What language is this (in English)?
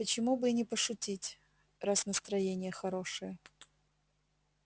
Russian